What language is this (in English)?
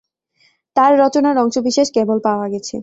Bangla